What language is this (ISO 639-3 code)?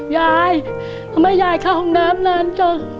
tha